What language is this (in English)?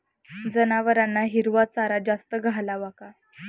Marathi